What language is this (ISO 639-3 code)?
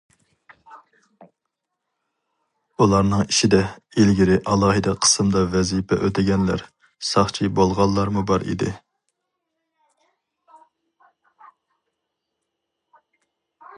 uig